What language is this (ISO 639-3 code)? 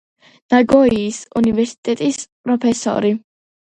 kat